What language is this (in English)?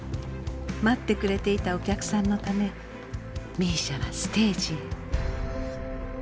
Japanese